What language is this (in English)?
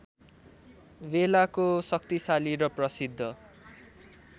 Nepali